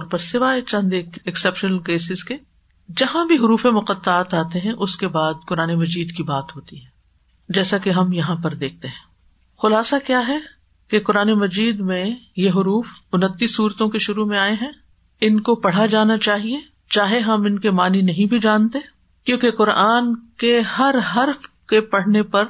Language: Urdu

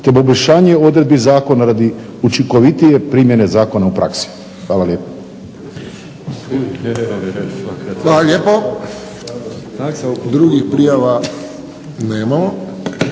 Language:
Croatian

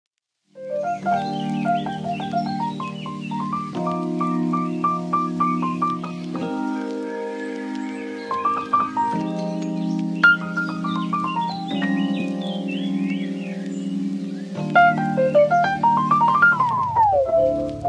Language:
English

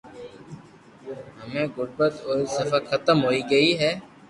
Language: Loarki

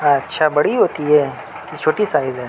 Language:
Urdu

